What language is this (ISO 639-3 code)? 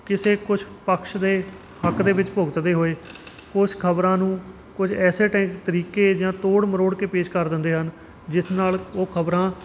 pan